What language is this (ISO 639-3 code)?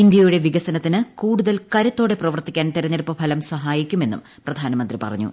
mal